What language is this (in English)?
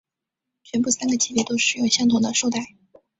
Chinese